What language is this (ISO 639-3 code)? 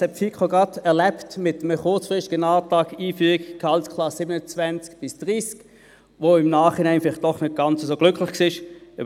gsw